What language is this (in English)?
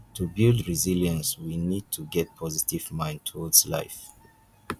Nigerian Pidgin